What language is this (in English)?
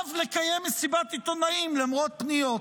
Hebrew